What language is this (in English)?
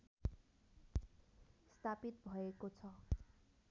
Nepali